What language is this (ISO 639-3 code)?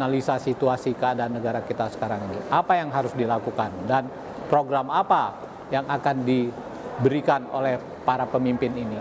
ind